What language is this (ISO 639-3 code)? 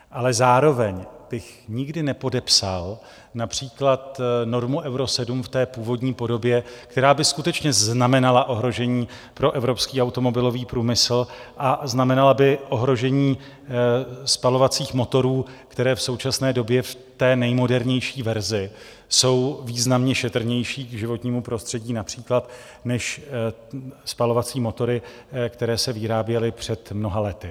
ces